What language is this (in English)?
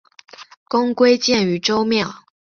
Chinese